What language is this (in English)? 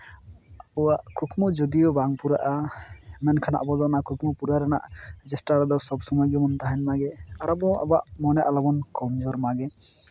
Santali